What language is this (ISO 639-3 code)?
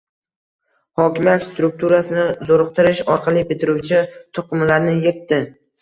uzb